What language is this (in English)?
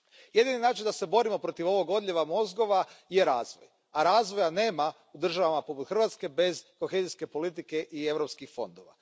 Croatian